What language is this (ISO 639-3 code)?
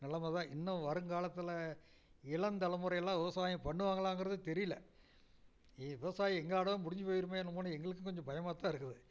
tam